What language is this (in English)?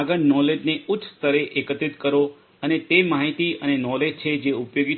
Gujarati